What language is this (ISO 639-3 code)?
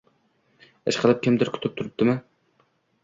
uzb